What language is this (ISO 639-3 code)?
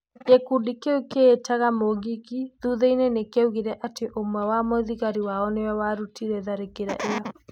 kik